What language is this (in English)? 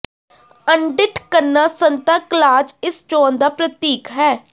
Punjabi